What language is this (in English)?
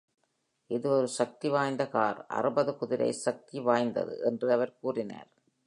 Tamil